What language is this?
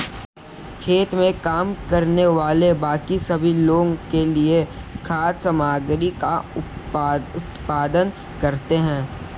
Hindi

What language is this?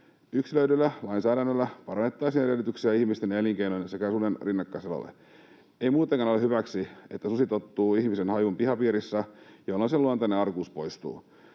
Finnish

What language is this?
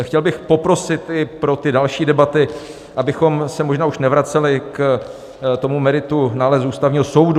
Czech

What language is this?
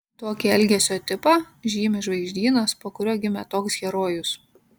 Lithuanian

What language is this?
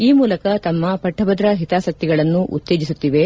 Kannada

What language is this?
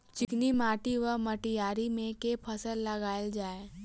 Maithili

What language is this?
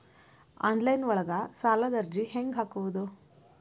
Kannada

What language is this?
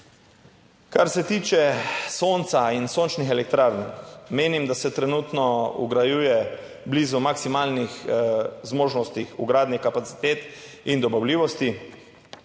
Slovenian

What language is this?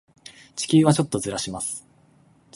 Japanese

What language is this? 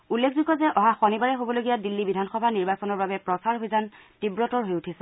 Assamese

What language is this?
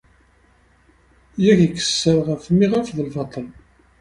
Kabyle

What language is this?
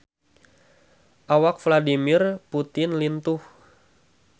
Sundanese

